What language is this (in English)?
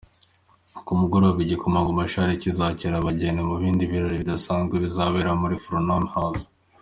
Kinyarwanda